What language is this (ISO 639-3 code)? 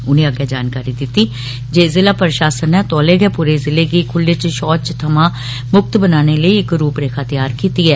doi